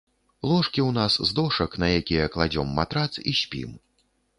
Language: Belarusian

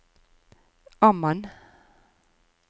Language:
Norwegian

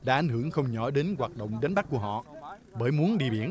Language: Vietnamese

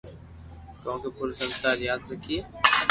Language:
Loarki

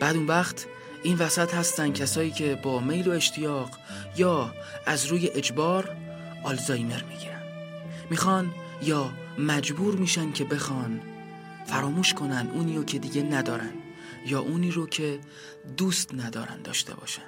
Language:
Persian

